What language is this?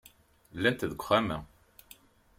Kabyle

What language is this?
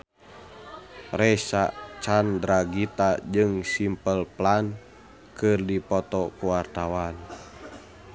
Sundanese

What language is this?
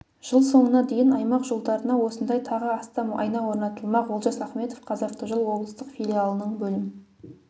Kazakh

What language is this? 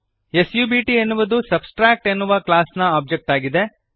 Kannada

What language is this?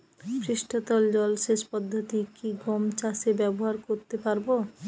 Bangla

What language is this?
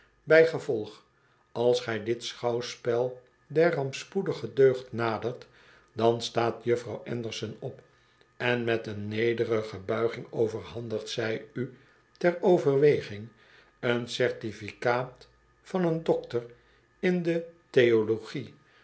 Dutch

